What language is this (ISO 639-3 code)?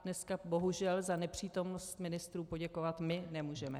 ces